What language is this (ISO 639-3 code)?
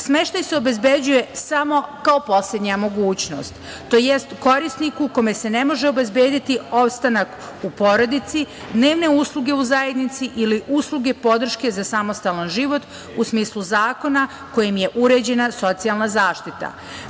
srp